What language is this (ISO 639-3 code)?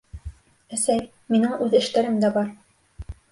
bak